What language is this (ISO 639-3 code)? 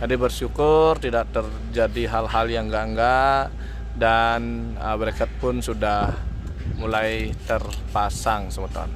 ind